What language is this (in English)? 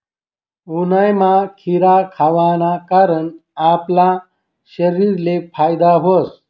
Marathi